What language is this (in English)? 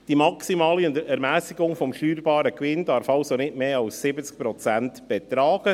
Swiss German